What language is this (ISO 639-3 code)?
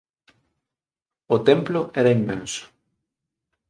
glg